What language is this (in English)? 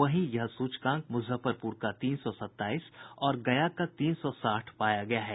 Hindi